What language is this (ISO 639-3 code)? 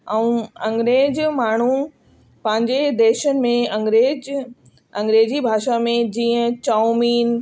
snd